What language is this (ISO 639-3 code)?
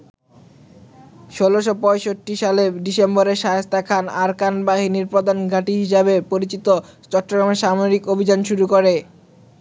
ben